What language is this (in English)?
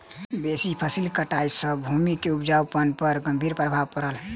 Maithili